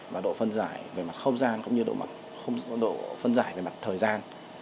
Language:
Vietnamese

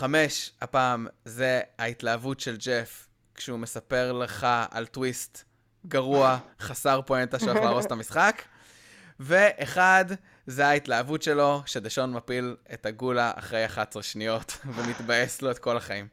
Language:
Hebrew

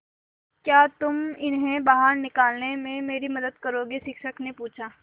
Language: Hindi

